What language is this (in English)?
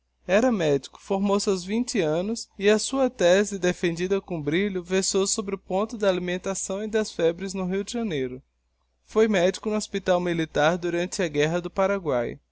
Portuguese